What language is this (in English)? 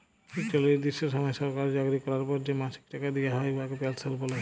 Bangla